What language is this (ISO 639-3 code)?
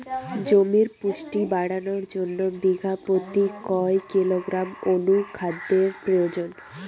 ben